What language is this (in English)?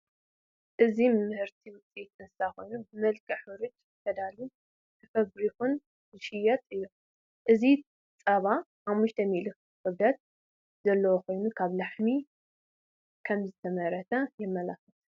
Tigrinya